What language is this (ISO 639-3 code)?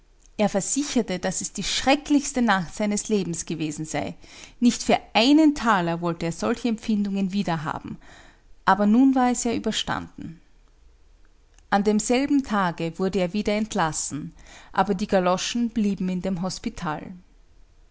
deu